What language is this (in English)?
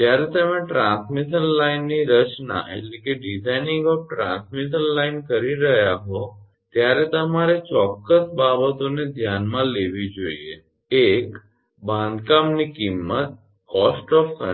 Gujarati